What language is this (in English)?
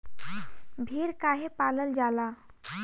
Bhojpuri